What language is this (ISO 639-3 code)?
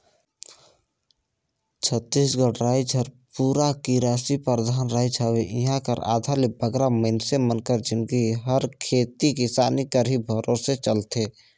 hne